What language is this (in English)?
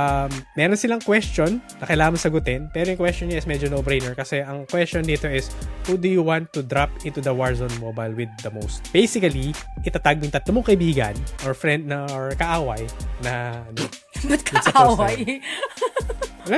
Filipino